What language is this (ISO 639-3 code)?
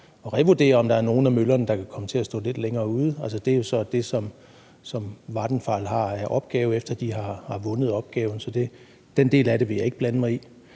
dan